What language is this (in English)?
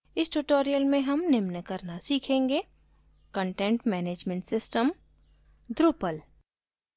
Hindi